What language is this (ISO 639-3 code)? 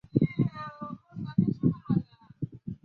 zho